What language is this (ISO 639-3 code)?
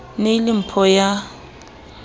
sot